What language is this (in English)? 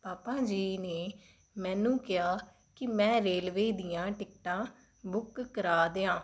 Punjabi